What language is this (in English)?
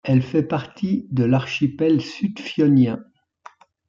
French